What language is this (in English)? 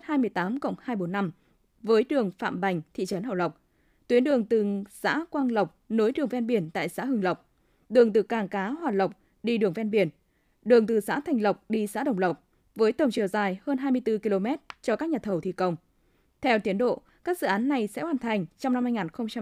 Vietnamese